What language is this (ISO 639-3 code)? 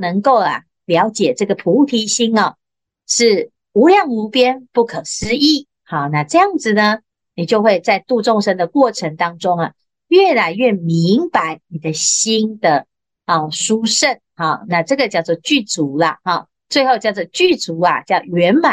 zho